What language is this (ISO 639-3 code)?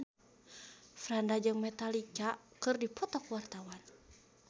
sun